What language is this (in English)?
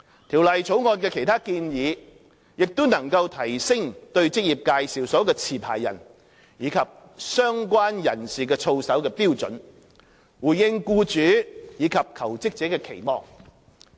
Cantonese